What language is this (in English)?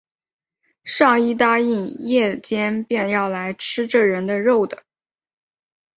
Chinese